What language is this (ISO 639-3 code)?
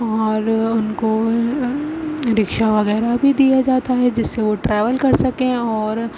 urd